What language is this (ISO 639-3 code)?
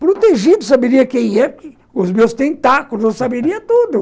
por